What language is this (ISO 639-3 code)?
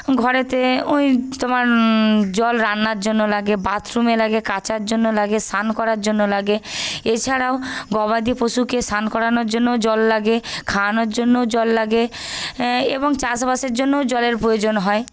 ben